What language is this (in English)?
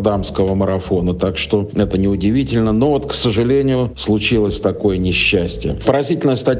Russian